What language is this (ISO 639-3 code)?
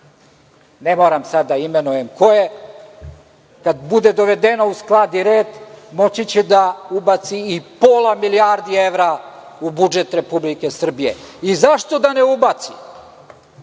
srp